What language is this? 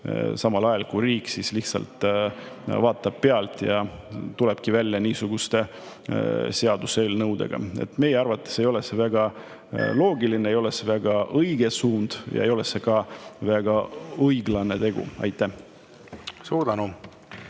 Estonian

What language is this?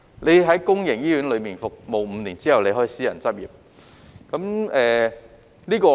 Cantonese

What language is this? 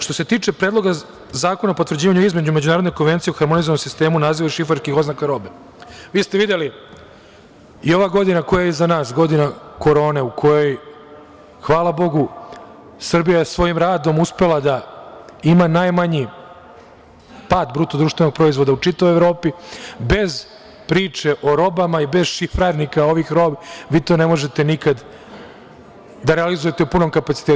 Serbian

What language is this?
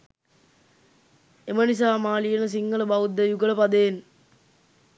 Sinhala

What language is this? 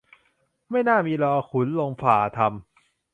Thai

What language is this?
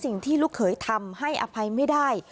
Thai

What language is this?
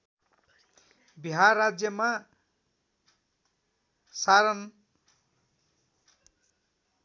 Nepali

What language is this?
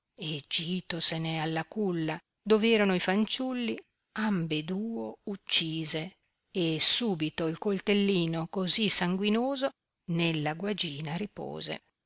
Italian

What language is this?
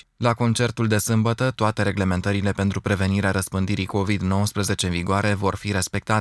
Romanian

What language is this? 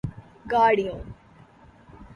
Urdu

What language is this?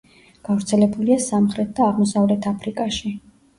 Georgian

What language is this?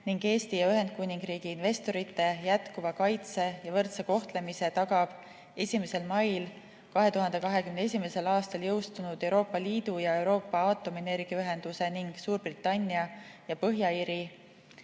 Estonian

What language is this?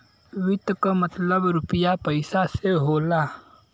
Bhojpuri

